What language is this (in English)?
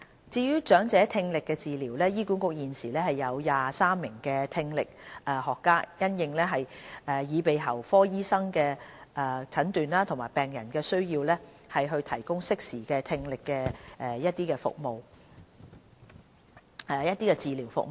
Cantonese